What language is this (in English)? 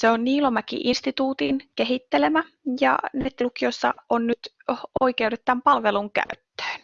Finnish